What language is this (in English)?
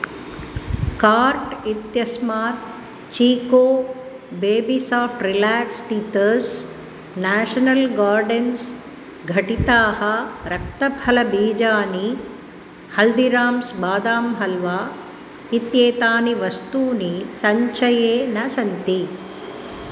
Sanskrit